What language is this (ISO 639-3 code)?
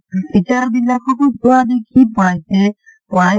asm